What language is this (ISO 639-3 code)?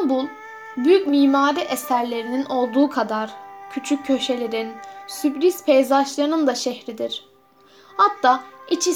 tur